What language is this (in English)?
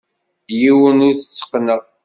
Kabyle